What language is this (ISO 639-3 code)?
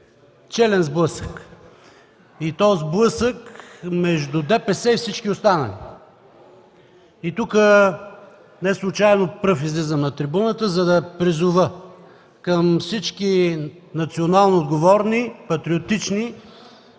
bul